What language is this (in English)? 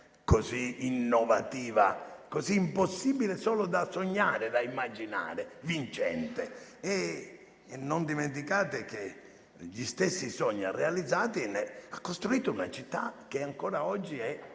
Italian